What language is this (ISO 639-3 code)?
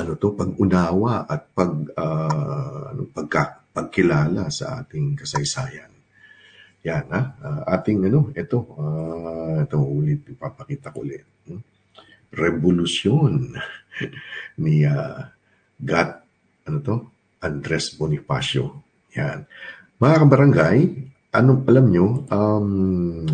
fil